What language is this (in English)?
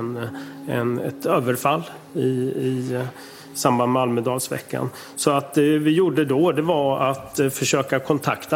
Swedish